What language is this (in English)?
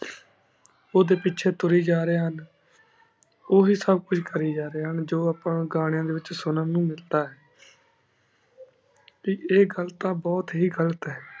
Punjabi